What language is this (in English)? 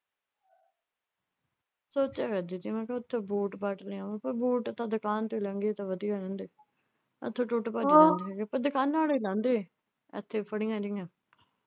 Punjabi